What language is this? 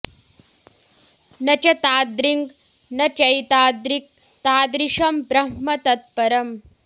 Sanskrit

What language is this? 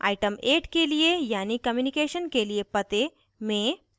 Hindi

